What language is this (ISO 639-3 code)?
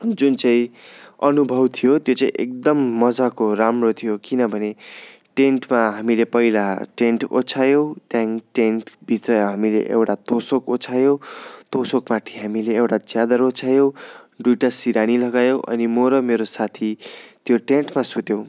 nep